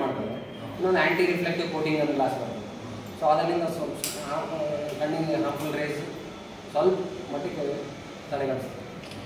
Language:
Kannada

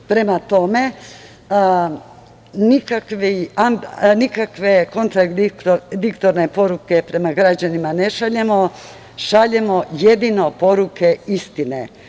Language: Serbian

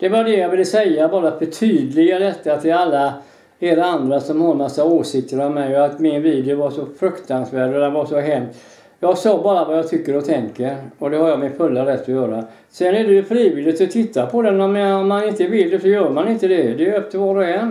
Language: Swedish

